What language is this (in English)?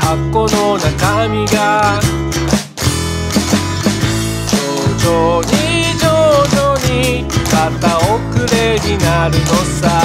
Japanese